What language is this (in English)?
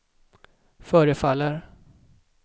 Swedish